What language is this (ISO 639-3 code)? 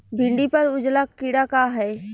bho